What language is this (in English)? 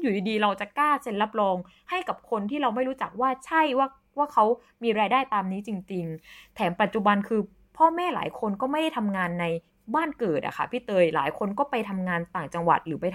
Thai